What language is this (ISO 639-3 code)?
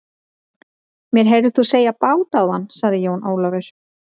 isl